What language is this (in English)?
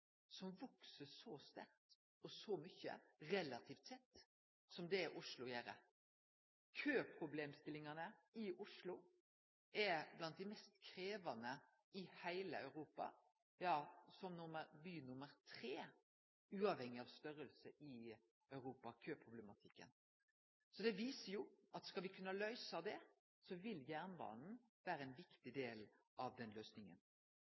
Norwegian Nynorsk